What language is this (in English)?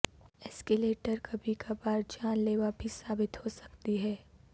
Urdu